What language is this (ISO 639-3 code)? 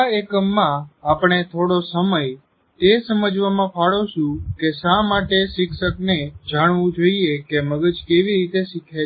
guj